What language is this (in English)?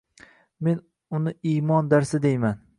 Uzbek